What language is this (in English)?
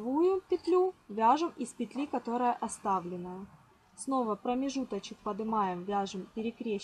Russian